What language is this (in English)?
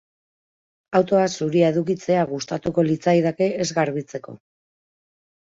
Basque